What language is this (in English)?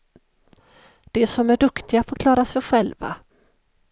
Swedish